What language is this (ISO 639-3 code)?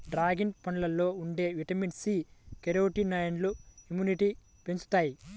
tel